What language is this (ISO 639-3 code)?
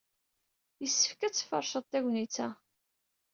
kab